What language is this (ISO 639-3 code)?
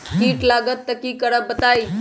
mag